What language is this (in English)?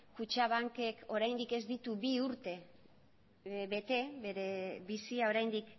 Basque